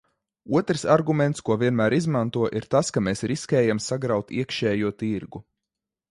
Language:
Latvian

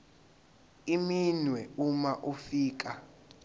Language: Zulu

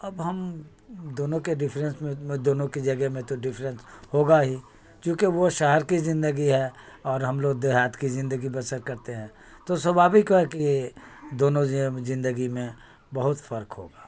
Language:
Urdu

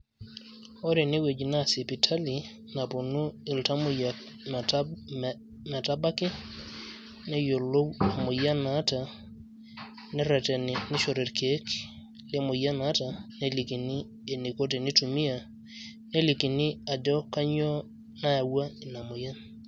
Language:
Masai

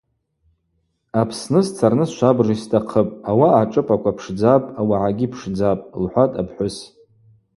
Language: Abaza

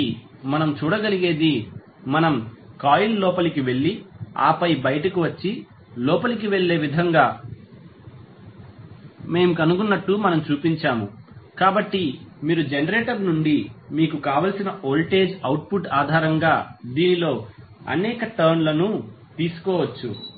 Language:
Telugu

